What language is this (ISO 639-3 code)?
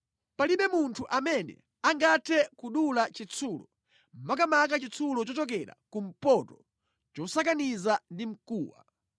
nya